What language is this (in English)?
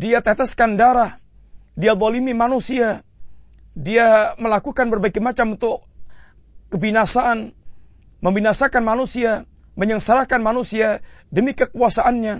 Malay